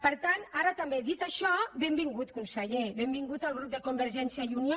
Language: Catalan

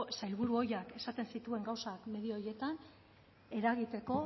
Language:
Basque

